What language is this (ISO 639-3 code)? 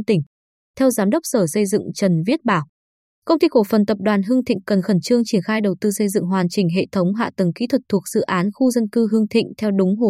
vie